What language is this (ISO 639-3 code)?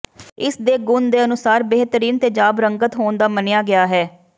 pan